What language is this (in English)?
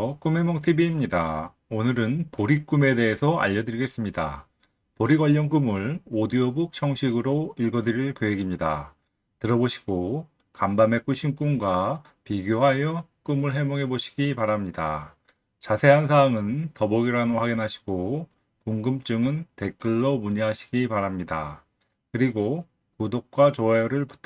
Korean